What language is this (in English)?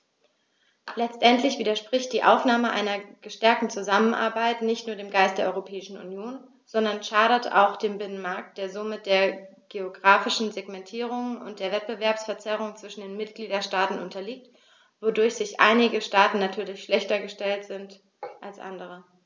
German